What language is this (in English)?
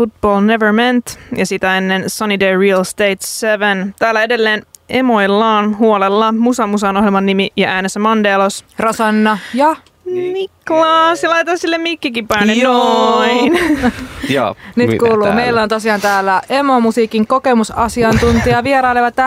Finnish